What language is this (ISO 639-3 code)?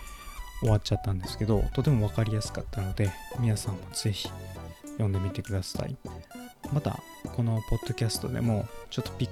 jpn